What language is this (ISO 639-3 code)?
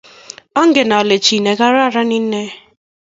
kln